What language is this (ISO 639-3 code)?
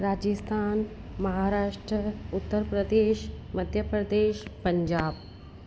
snd